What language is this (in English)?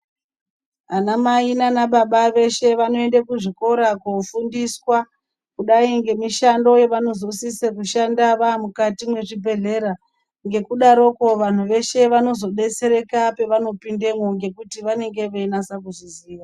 Ndau